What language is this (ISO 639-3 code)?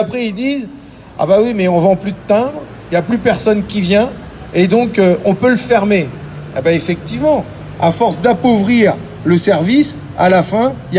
fra